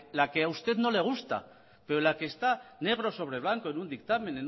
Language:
Spanish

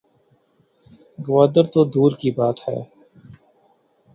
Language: Urdu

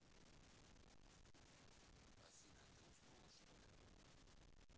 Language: Russian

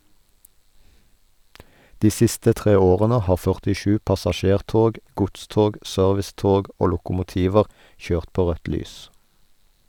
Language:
Norwegian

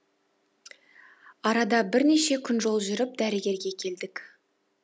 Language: Kazakh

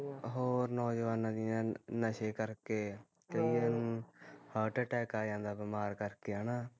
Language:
Punjabi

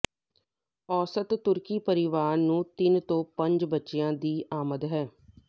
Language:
Punjabi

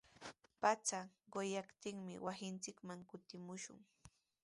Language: Sihuas Ancash Quechua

